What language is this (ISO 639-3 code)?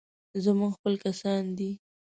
pus